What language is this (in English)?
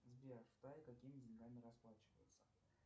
Russian